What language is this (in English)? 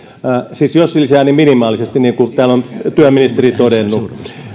Finnish